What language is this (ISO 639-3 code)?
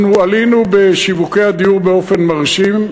heb